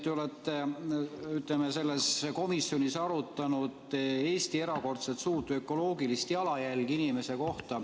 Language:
Estonian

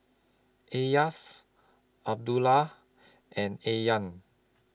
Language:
English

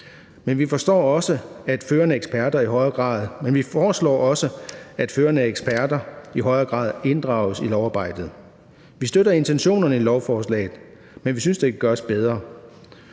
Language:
Danish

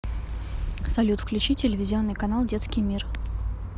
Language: Russian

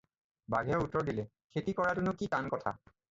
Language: Assamese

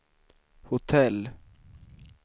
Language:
Swedish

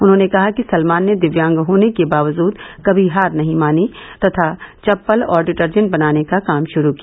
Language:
Hindi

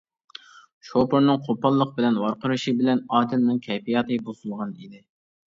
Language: Uyghur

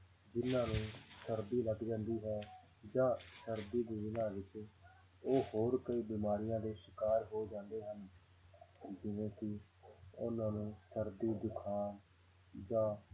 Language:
Punjabi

